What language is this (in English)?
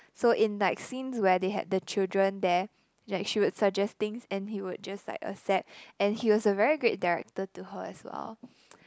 English